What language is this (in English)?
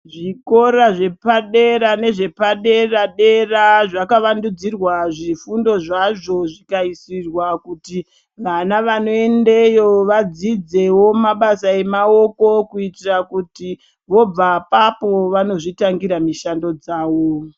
Ndau